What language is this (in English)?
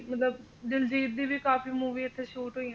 Punjabi